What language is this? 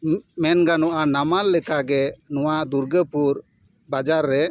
Santali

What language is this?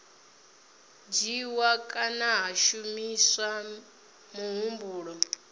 Venda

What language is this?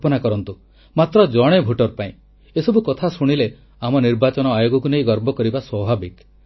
Odia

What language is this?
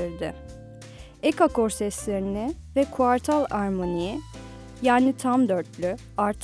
Turkish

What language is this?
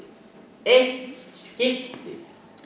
Icelandic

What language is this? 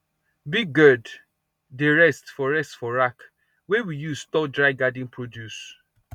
Nigerian Pidgin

